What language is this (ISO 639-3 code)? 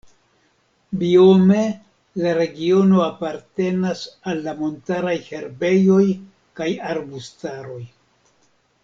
epo